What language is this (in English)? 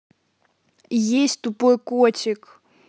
Russian